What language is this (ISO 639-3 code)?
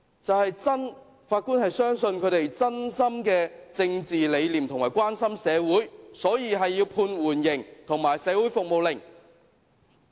yue